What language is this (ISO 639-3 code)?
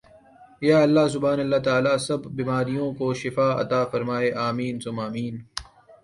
urd